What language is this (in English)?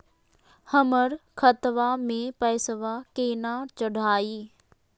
Magahi